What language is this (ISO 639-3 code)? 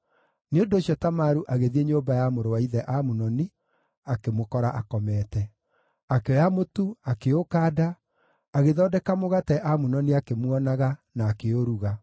kik